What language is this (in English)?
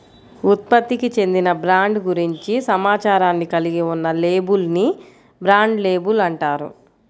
Telugu